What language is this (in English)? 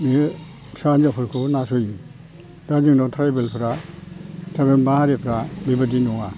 Bodo